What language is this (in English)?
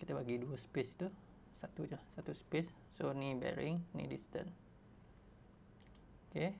Malay